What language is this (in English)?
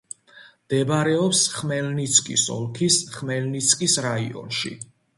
Georgian